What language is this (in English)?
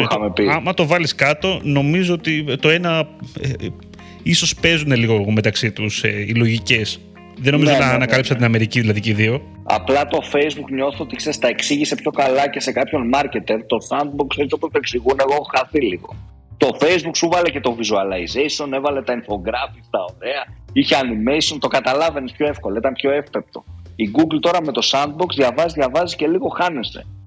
Greek